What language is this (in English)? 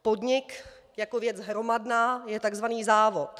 Czech